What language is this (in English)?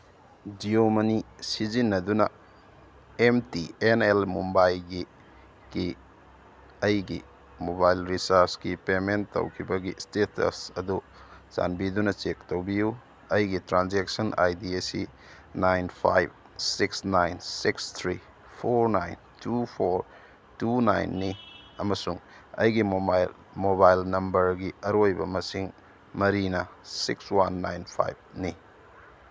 Manipuri